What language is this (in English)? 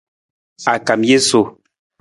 Nawdm